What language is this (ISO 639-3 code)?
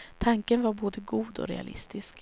swe